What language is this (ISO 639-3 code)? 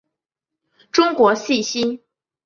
zho